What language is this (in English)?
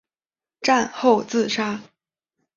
Chinese